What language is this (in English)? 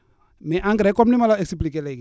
Wolof